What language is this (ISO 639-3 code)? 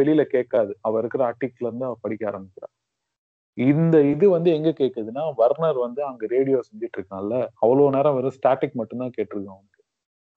tam